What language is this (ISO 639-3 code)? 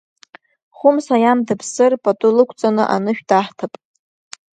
abk